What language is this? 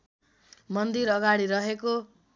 Nepali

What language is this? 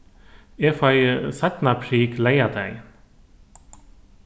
Faroese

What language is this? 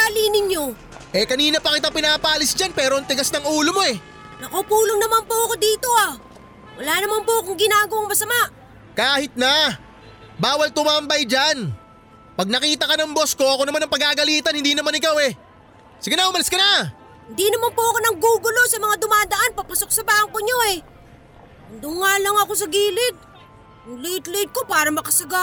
Filipino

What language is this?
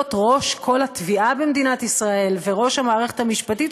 Hebrew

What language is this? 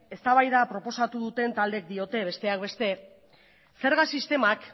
Basque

